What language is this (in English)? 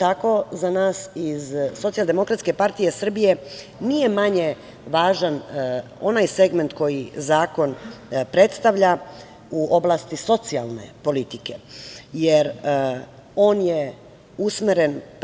Serbian